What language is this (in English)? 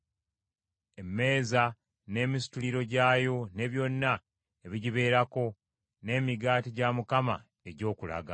Ganda